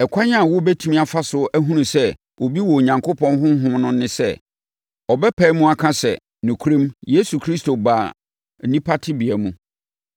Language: Akan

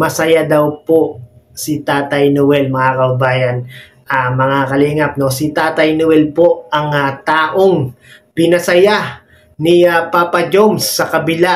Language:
Filipino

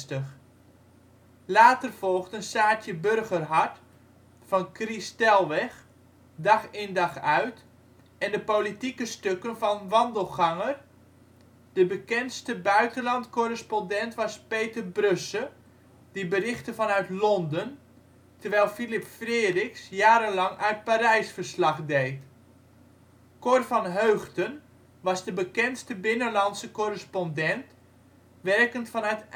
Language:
Dutch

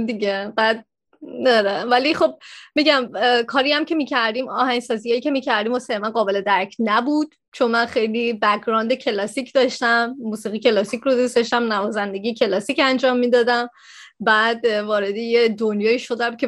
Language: Persian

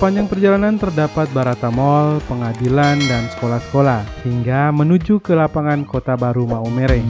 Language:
Indonesian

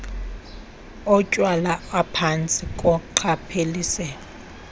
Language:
Xhosa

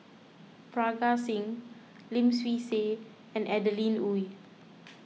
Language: English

